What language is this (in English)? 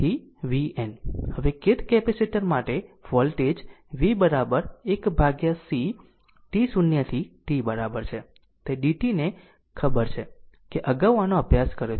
Gujarati